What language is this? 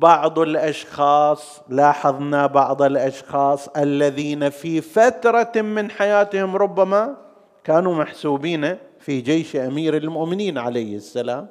Arabic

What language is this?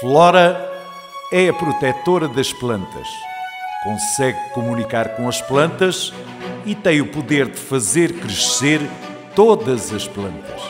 Portuguese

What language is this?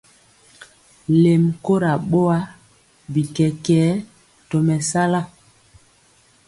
Mpiemo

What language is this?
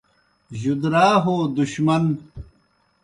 Kohistani Shina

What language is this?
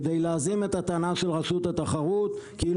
Hebrew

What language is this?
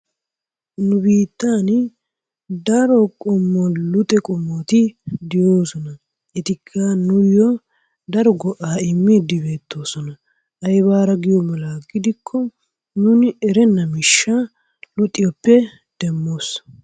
Wolaytta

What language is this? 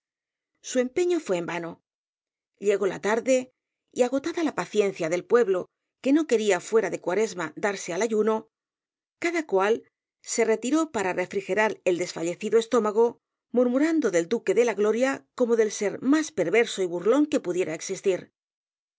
Spanish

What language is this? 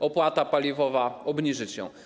Polish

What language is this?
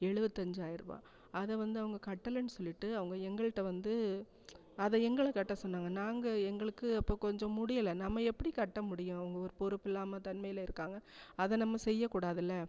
Tamil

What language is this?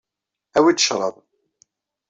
Kabyle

